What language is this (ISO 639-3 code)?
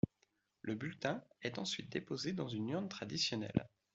fra